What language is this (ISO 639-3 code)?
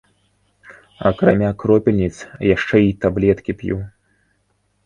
bel